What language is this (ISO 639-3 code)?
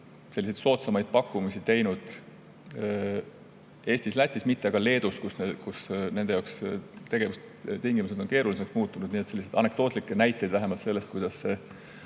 est